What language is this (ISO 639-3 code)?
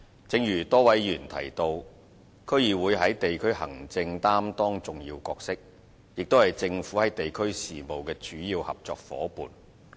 yue